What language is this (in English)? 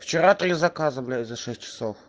Russian